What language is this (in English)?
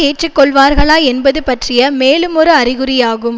Tamil